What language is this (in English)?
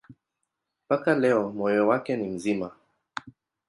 Swahili